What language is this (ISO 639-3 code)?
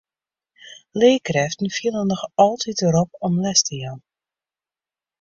fry